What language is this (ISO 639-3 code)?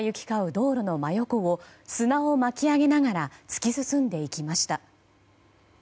jpn